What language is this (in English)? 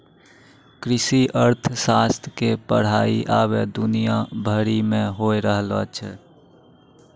Maithili